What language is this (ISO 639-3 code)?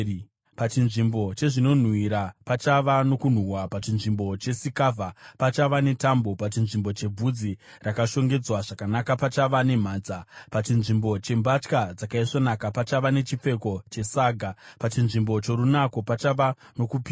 sna